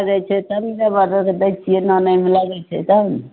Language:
Maithili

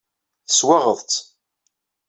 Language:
Kabyle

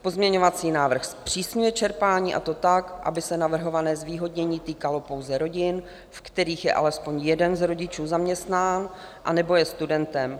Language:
Czech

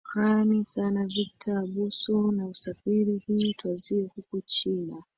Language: Swahili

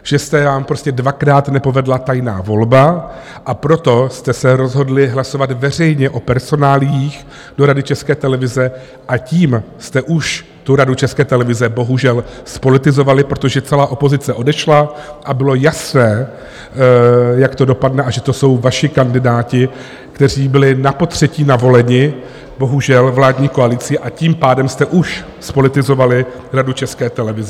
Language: Czech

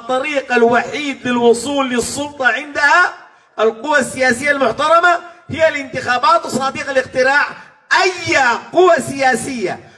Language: Arabic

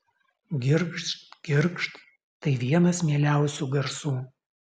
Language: Lithuanian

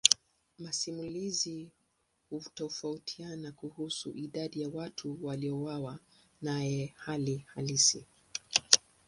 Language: Swahili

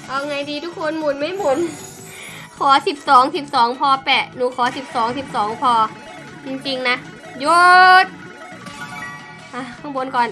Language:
Thai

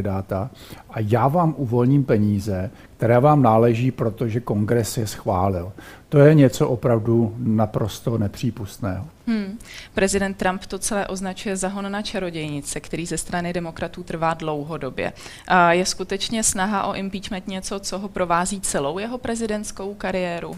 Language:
Czech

